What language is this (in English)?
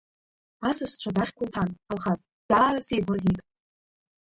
Abkhazian